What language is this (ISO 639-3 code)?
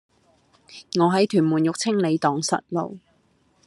yue